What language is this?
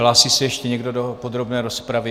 Czech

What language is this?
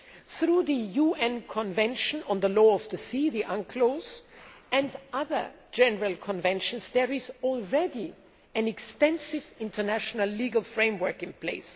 English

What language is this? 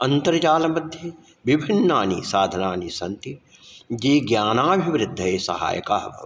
Sanskrit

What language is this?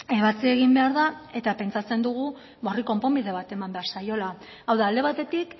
Basque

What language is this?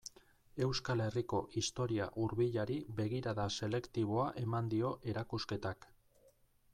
Basque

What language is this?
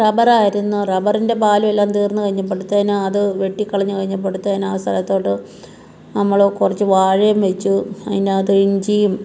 Malayalam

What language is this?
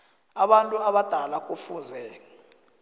South Ndebele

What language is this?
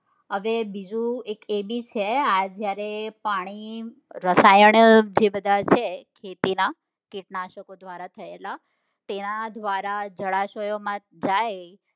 Gujarati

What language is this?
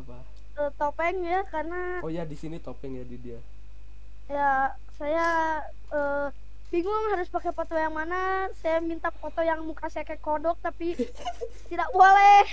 Indonesian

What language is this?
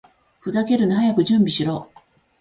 Japanese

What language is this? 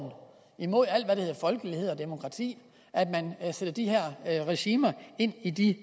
Danish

